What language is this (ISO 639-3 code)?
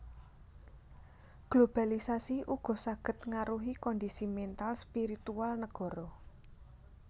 jav